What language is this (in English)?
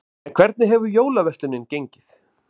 Icelandic